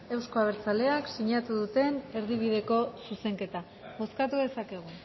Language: Basque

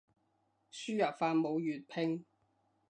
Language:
Cantonese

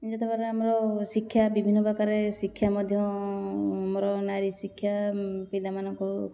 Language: Odia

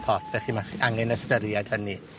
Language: Welsh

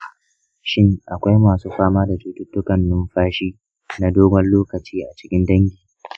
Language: Hausa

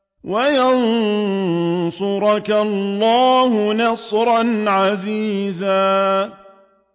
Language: Arabic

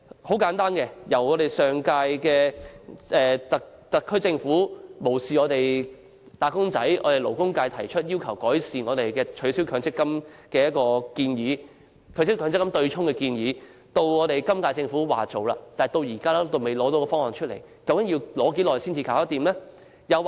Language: Cantonese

